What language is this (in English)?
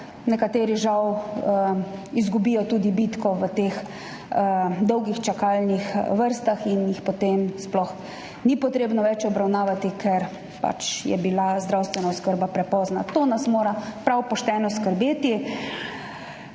Slovenian